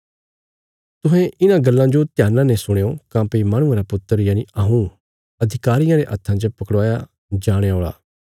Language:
Bilaspuri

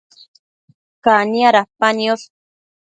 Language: Matsés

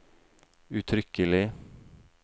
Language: Norwegian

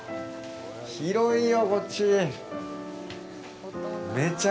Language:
Japanese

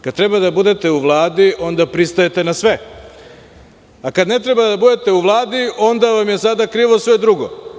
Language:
Serbian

